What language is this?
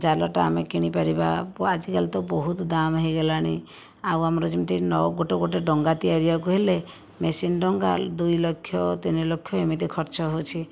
Odia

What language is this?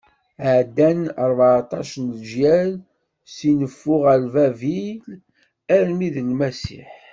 Kabyle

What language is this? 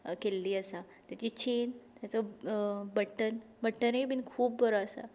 Konkani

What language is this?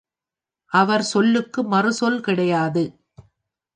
Tamil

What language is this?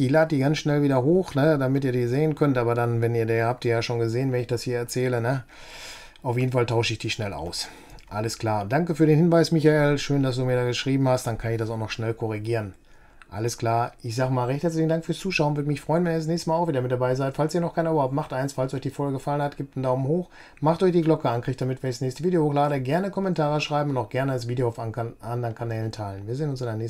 German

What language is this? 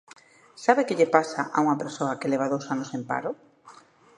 Galician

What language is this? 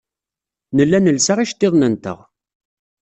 Kabyle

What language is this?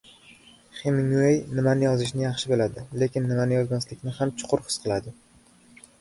Uzbek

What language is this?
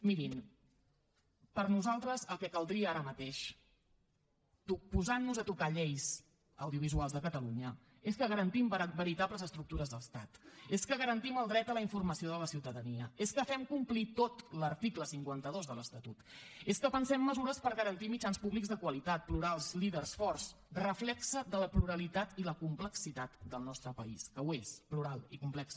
Catalan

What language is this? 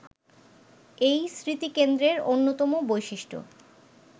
Bangla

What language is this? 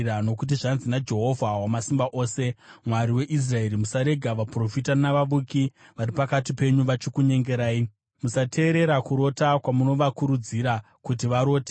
Shona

